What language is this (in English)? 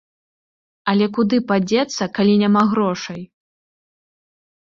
Belarusian